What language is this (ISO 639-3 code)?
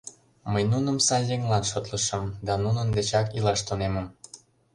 chm